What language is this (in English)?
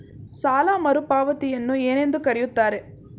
Kannada